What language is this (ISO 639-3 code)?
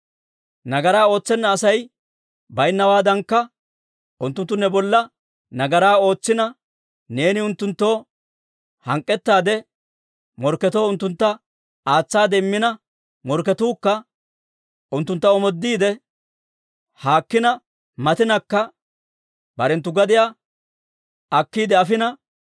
dwr